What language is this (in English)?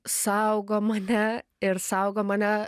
Lithuanian